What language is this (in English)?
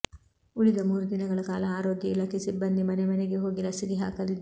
Kannada